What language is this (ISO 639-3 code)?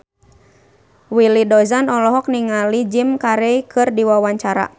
sun